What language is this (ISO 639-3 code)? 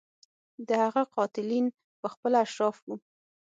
pus